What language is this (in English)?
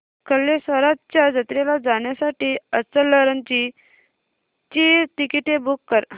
Marathi